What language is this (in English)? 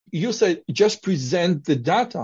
Hebrew